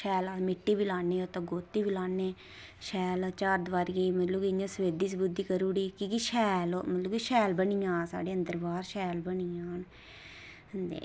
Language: Dogri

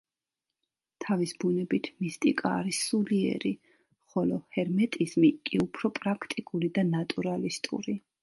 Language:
Georgian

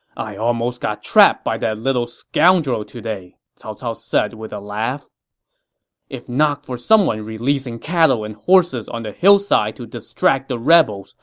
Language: English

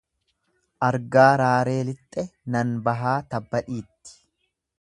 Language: Oromo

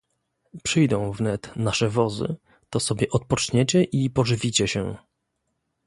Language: Polish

